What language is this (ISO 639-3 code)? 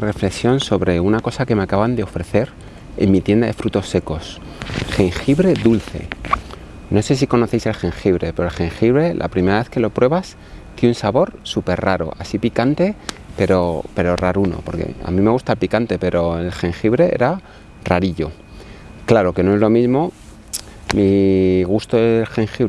spa